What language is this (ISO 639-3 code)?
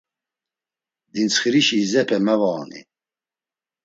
lzz